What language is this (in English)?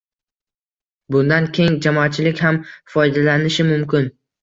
Uzbek